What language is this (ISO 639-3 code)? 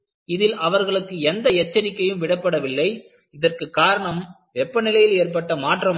tam